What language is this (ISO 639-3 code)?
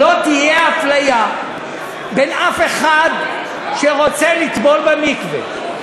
heb